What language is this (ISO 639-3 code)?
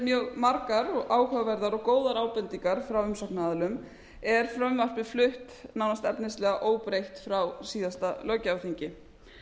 isl